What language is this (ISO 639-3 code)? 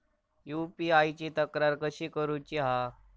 mar